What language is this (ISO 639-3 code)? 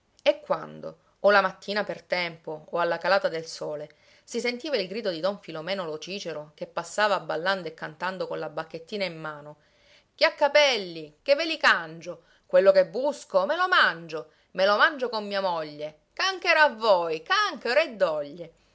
ita